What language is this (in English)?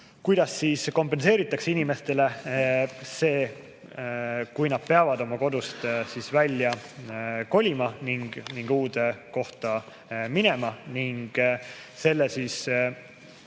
Estonian